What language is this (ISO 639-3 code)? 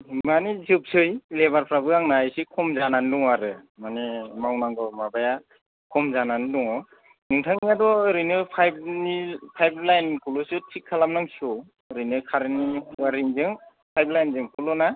brx